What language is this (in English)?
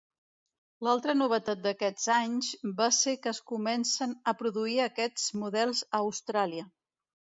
Catalan